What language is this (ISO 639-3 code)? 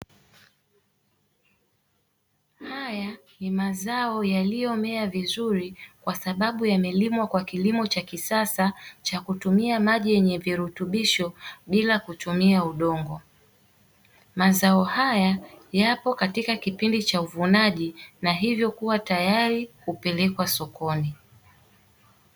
swa